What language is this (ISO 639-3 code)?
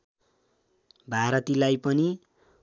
nep